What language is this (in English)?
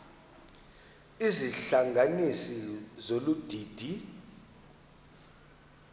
Xhosa